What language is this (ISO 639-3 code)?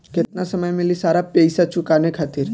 bho